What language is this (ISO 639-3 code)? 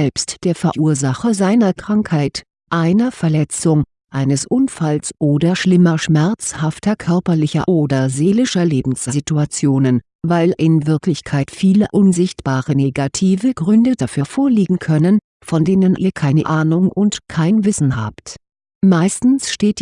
deu